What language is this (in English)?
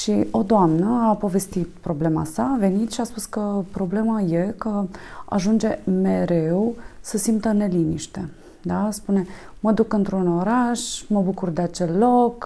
Romanian